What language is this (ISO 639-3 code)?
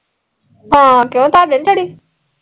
pan